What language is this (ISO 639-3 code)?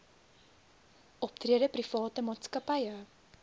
afr